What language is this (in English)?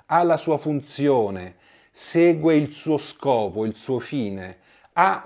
Italian